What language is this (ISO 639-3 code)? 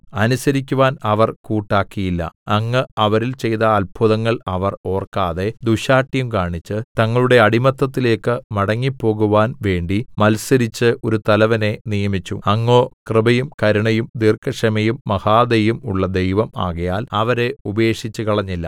mal